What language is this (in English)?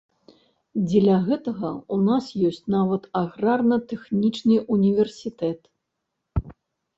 Belarusian